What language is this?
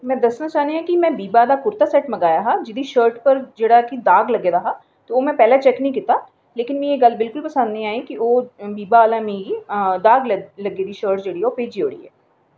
Dogri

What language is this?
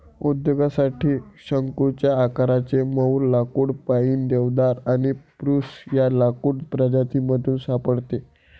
Marathi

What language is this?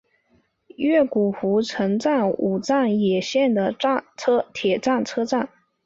Chinese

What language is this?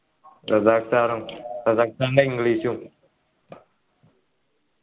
Malayalam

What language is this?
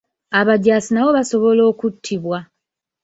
Ganda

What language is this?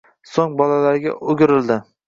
Uzbek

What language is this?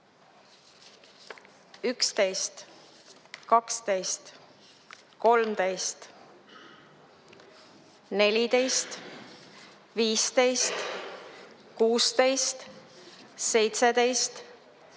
Estonian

